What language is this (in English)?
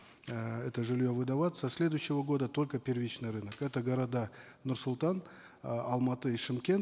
Kazakh